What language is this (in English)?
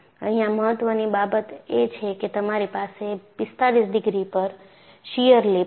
Gujarati